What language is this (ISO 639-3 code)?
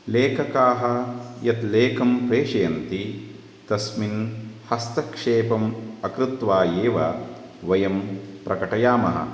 san